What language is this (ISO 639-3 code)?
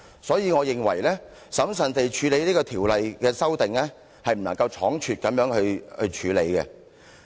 yue